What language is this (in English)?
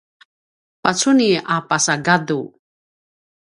Paiwan